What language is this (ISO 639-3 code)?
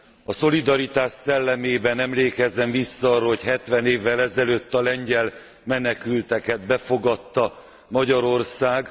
hun